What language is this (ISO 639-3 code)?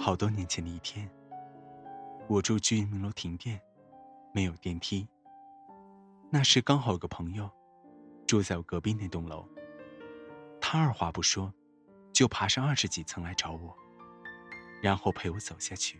zho